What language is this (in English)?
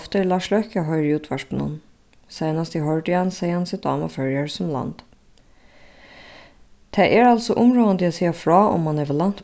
Faroese